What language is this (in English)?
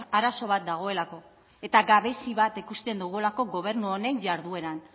Basque